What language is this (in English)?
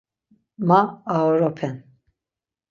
Laz